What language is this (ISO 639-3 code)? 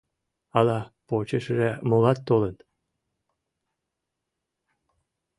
chm